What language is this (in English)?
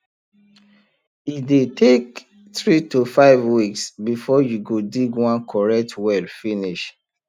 Nigerian Pidgin